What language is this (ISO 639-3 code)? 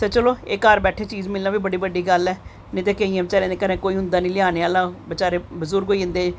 doi